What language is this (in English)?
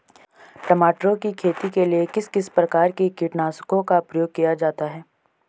Hindi